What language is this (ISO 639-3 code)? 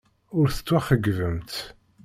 kab